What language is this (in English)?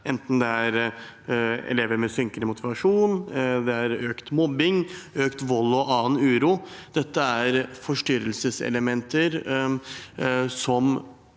Norwegian